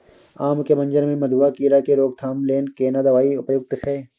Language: Maithili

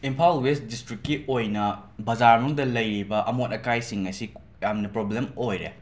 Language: Manipuri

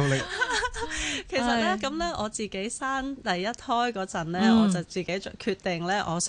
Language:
Chinese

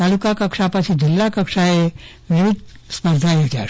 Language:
Gujarati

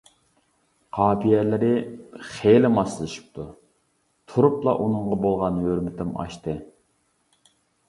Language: Uyghur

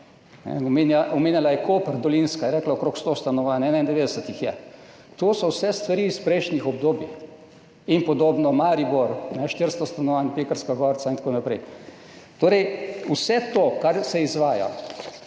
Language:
Slovenian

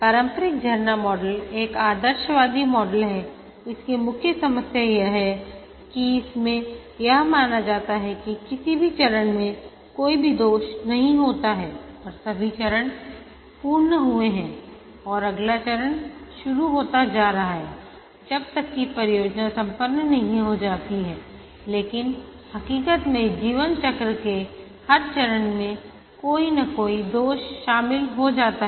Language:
Hindi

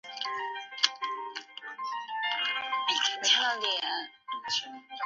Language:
Chinese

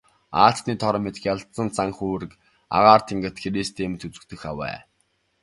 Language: Mongolian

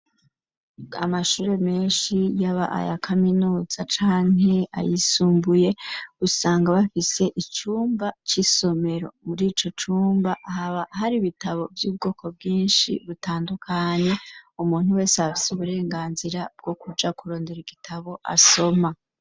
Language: Rundi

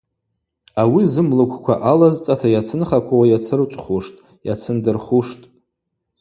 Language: Abaza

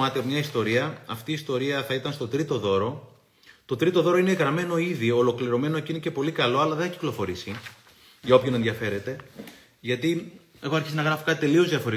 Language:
Greek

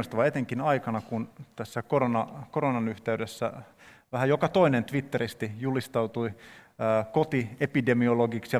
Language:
Finnish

